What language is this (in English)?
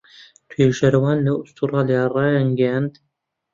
Central Kurdish